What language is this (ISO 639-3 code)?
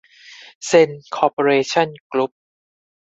tha